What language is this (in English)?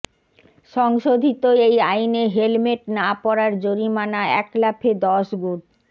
Bangla